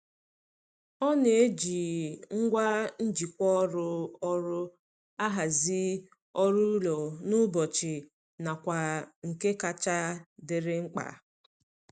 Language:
Igbo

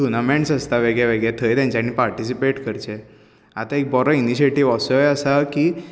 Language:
Konkani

